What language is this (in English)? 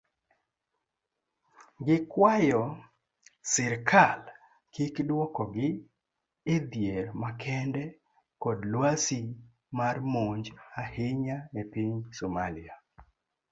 Luo (Kenya and Tanzania)